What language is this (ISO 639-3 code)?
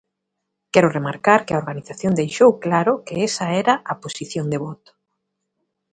glg